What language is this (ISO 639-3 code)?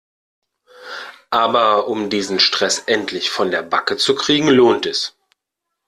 deu